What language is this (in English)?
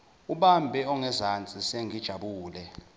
Zulu